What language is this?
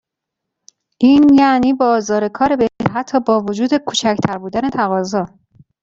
Persian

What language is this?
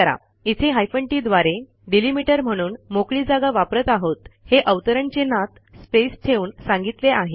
Marathi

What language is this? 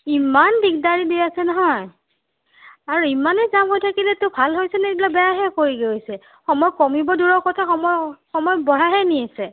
Assamese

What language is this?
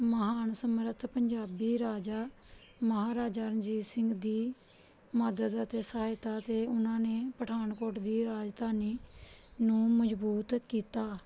Punjabi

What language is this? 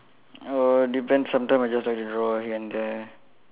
English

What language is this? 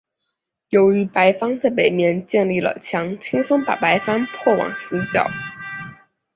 Chinese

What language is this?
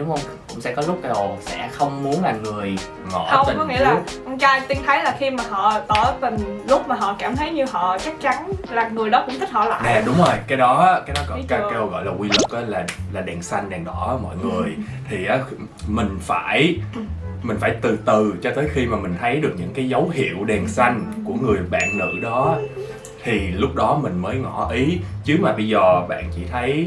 Vietnamese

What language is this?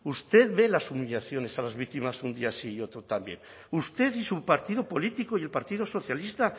Spanish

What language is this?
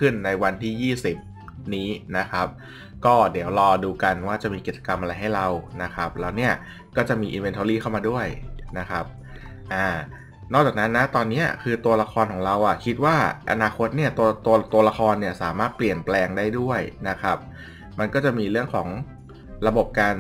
Thai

